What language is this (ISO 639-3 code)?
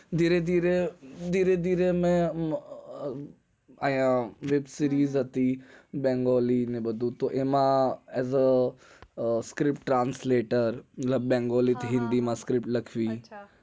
guj